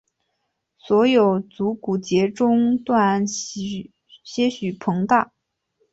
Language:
Chinese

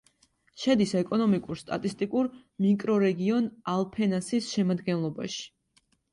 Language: Georgian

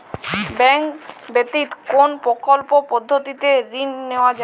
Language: Bangla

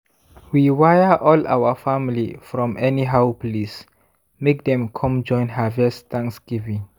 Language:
Nigerian Pidgin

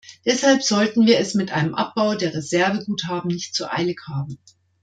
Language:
German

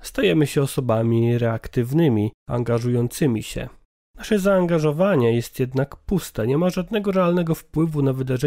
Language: Polish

